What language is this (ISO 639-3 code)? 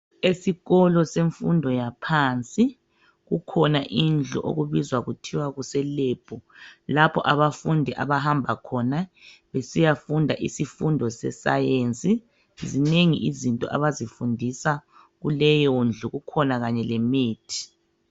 nde